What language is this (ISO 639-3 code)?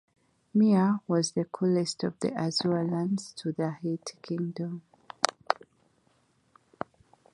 eng